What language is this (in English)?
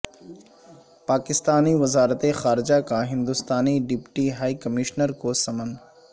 Urdu